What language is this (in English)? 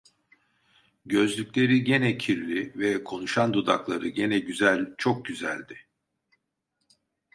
Turkish